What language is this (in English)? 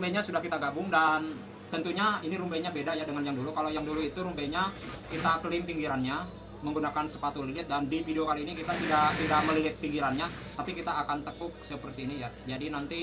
Indonesian